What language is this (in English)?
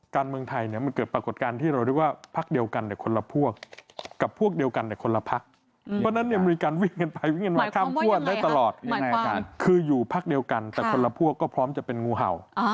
Thai